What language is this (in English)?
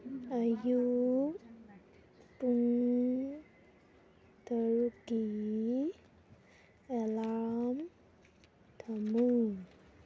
Manipuri